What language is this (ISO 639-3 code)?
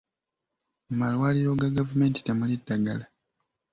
lug